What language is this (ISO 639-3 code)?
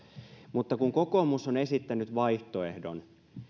fin